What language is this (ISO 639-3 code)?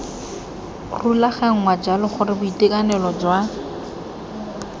tsn